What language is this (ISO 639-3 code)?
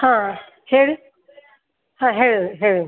kan